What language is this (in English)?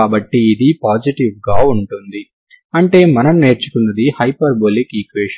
Telugu